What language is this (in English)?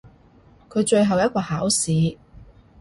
Cantonese